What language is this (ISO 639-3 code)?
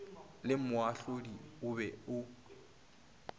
nso